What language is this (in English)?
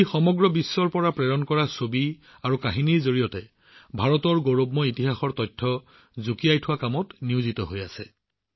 Assamese